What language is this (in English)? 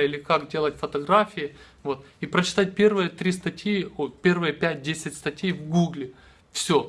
Russian